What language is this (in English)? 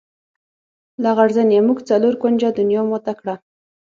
Pashto